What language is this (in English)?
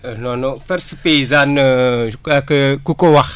Wolof